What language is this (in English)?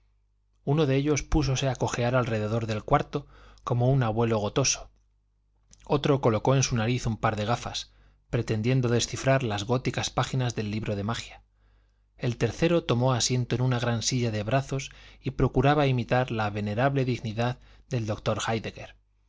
Spanish